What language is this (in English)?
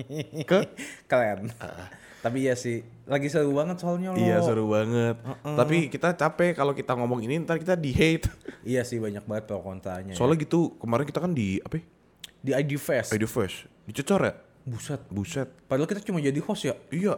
Indonesian